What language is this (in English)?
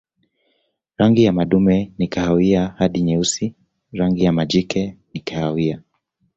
Swahili